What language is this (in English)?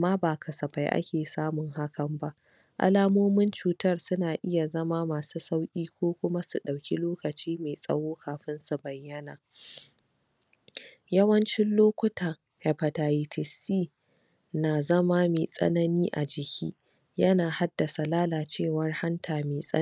Hausa